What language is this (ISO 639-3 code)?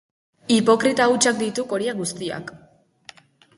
eus